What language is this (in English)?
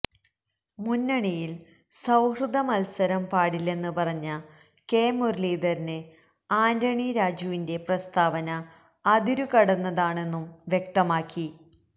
Malayalam